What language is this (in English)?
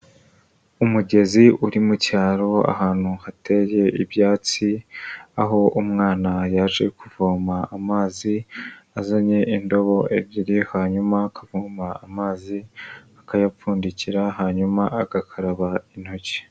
Kinyarwanda